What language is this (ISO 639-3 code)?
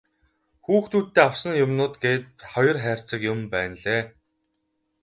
mon